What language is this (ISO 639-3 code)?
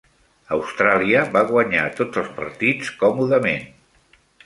cat